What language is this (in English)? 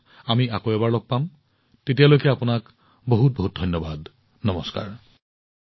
Assamese